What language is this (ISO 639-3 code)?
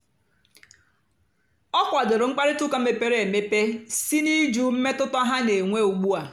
ibo